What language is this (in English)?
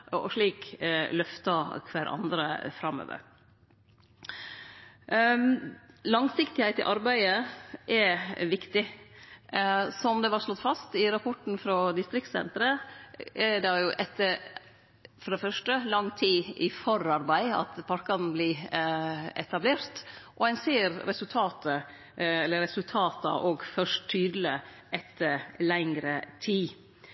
Norwegian Nynorsk